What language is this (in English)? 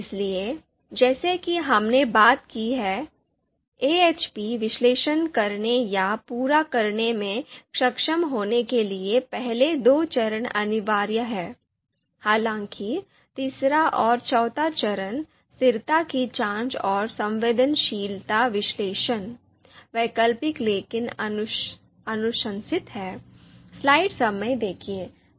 Hindi